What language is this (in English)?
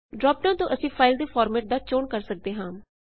Punjabi